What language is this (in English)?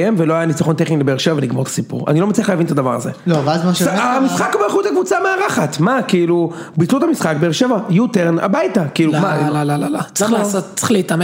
Hebrew